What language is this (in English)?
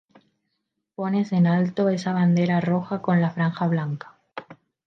Spanish